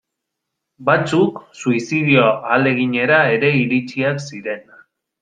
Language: Basque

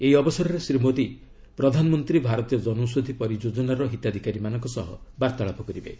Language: Odia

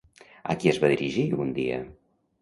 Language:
Catalan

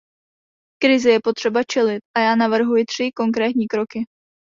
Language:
Czech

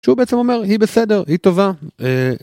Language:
Hebrew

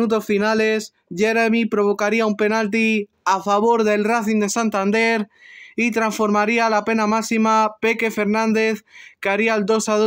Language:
Spanish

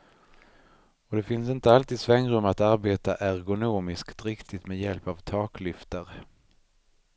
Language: Swedish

